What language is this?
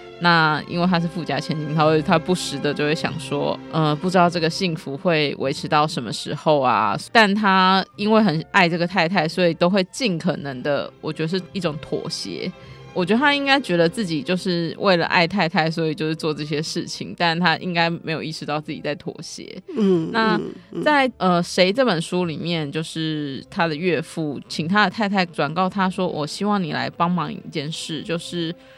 Chinese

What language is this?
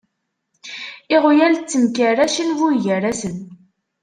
Kabyle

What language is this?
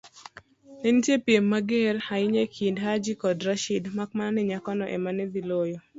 Luo (Kenya and Tanzania)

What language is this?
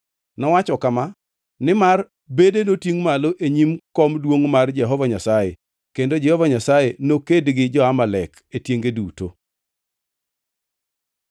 Luo (Kenya and Tanzania)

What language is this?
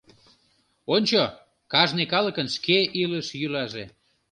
Mari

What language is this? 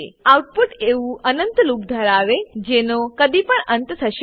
Gujarati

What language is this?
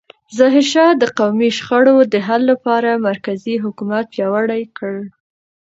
Pashto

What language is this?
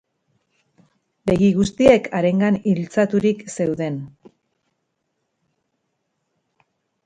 Basque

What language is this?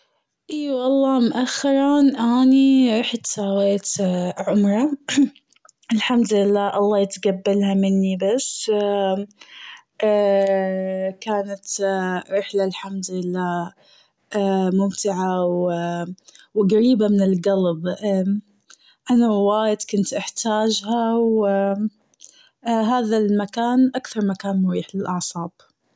Gulf Arabic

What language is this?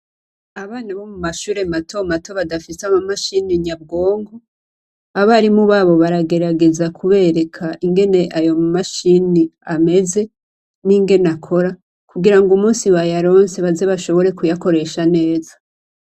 Rundi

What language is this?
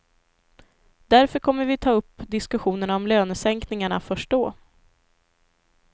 Swedish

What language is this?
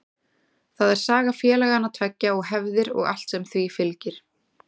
Icelandic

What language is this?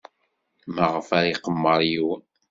Kabyle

